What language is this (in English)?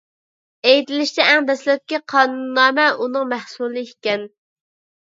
Uyghur